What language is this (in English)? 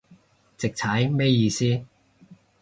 Cantonese